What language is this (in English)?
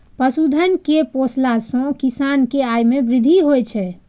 Maithili